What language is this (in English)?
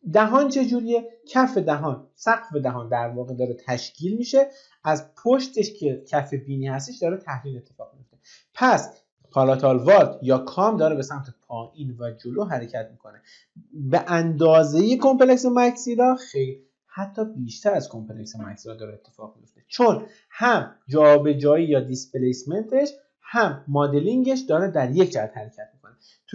Persian